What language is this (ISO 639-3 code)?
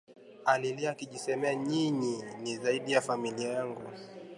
swa